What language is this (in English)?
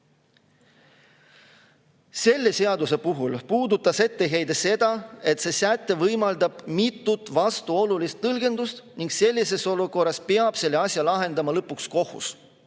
Estonian